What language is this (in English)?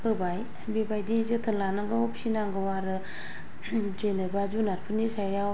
Bodo